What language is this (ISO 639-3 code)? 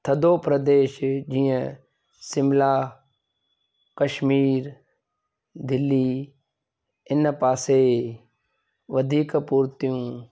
snd